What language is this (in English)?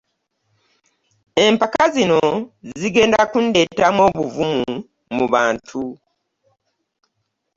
Ganda